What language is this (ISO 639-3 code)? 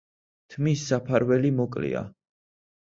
kat